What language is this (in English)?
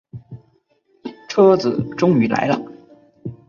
Chinese